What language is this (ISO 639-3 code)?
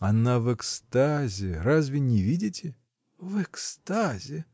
rus